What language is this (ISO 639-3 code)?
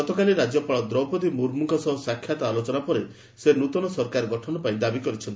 ori